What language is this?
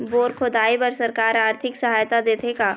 Chhattisgarhi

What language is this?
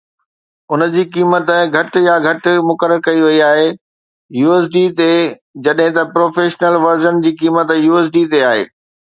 Sindhi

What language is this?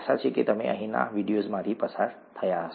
Gujarati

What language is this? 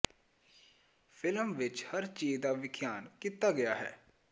Punjabi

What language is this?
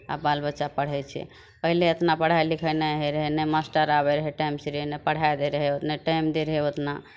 Maithili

